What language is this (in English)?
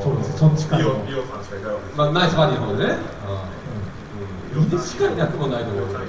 Japanese